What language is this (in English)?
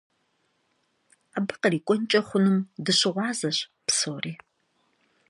Kabardian